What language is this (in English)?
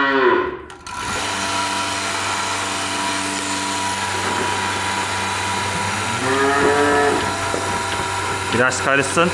Turkish